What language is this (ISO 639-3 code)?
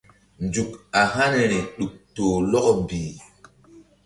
mdd